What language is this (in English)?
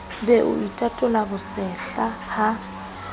Southern Sotho